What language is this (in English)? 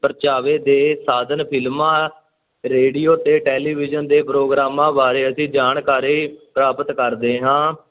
Punjabi